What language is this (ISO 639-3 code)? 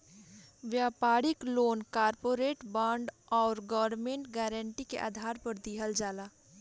bho